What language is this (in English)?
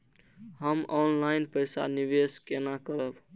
Maithili